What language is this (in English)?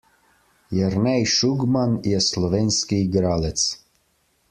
Slovenian